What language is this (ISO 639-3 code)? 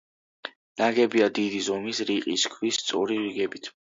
kat